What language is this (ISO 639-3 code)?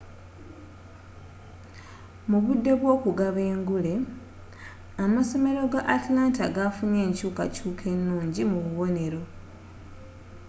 lug